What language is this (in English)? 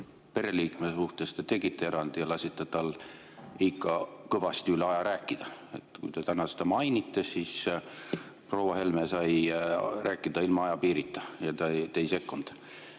Estonian